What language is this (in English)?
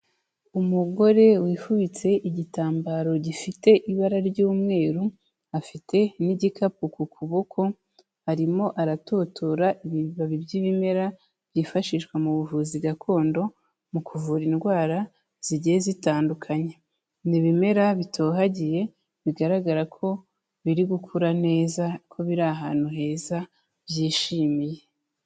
Kinyarwanda